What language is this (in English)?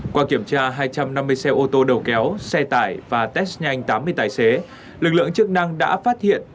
Vietnamese